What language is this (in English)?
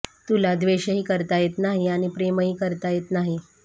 Marathi